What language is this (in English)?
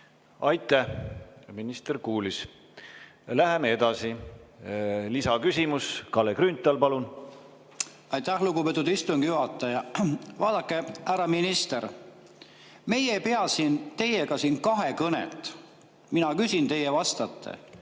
Estonian